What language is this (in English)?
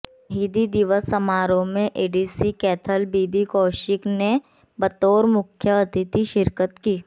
Hindi